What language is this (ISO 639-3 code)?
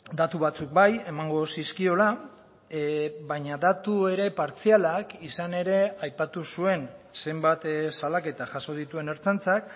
eus